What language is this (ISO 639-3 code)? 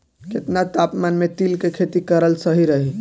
bho